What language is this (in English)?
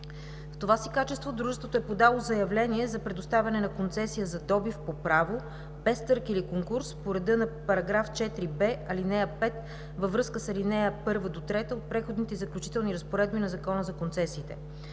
Bulgarian